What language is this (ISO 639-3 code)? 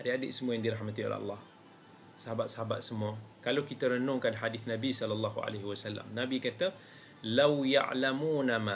msa